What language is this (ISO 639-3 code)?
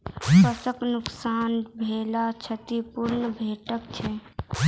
mai